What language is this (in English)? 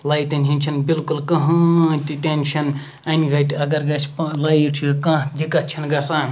Kashmiri